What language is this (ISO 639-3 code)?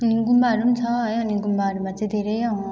nep